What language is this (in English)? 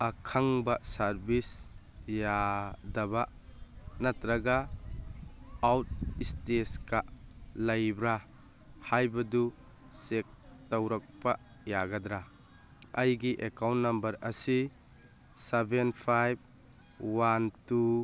Manipuri